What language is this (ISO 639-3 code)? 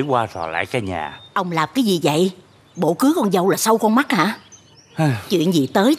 vie